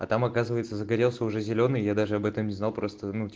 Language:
Russian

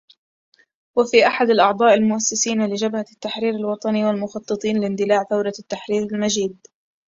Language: Arabic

